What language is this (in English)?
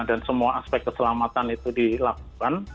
Indonesian